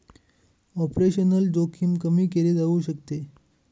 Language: Marathi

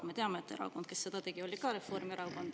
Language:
Estonian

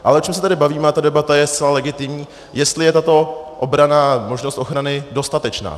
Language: Czech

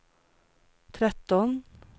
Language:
Swedish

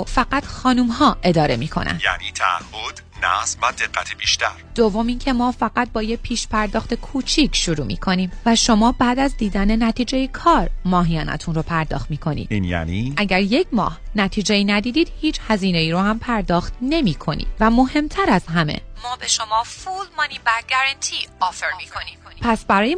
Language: Persian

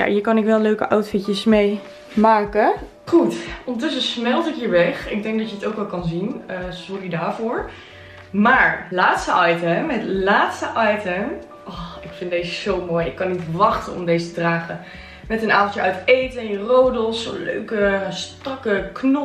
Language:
Dutch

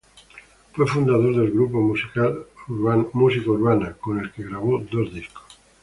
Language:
Spanish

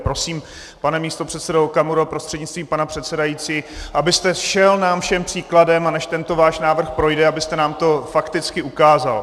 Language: Czech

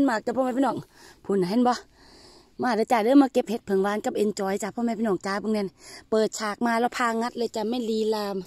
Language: Thai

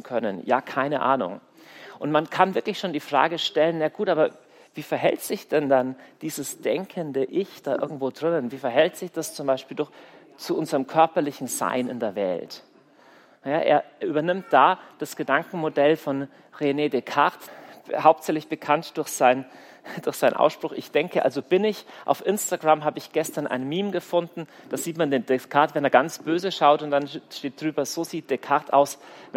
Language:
German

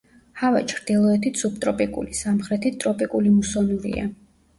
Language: Georgian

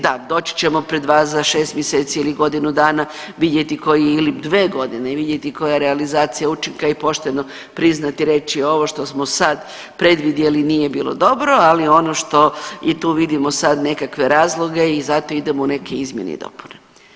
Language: Croatian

